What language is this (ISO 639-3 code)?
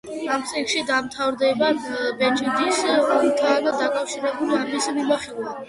kat